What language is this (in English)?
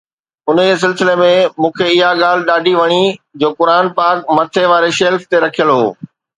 Sindhi